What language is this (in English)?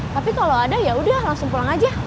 Indonesian